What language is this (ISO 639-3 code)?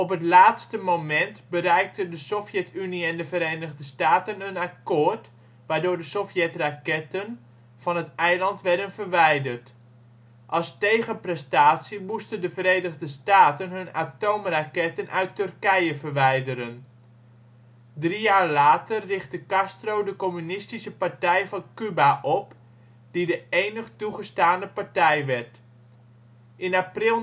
nld